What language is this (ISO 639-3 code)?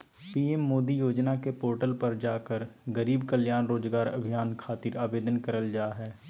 mag